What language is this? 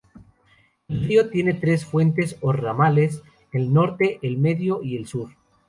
Spanish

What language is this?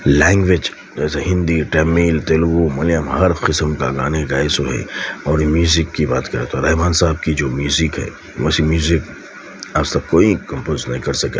Urdu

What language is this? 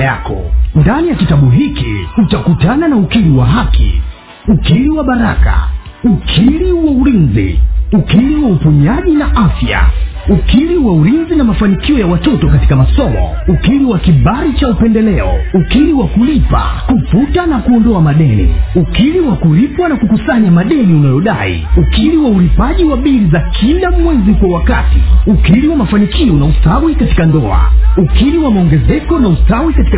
Swahili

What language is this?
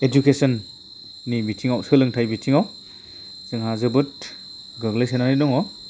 Bodo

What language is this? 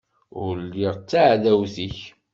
Kabyle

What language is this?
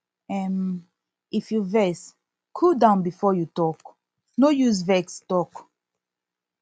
Nigerian Pidgin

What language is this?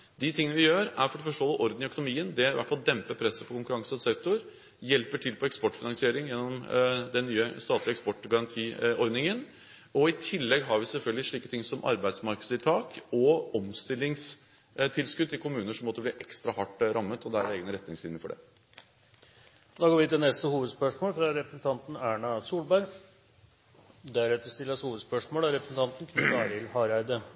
Norwegian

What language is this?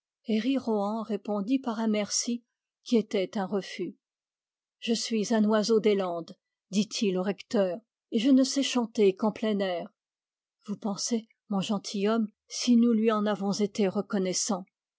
French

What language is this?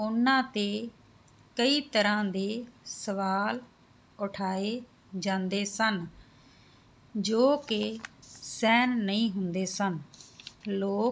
Punjabi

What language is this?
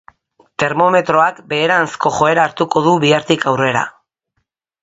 Basque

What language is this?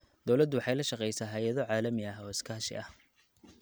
Somali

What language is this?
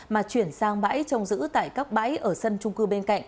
Vietnamese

